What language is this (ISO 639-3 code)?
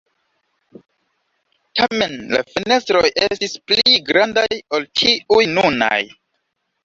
epo